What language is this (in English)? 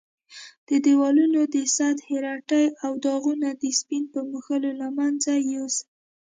Pashto